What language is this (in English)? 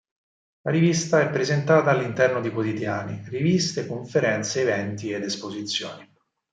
Italian